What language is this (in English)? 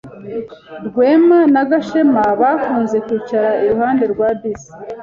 Kinyarwanda